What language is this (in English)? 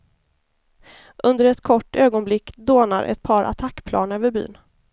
Swedish